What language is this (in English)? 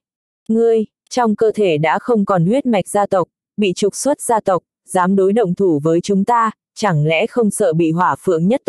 Vietnamese